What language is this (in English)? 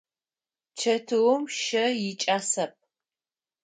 Adyghe